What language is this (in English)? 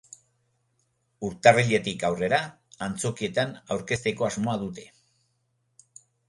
Basque